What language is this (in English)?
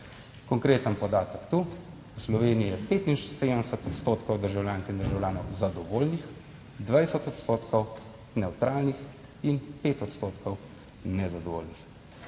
Slovenian